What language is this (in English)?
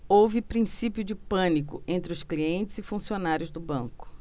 Portuguese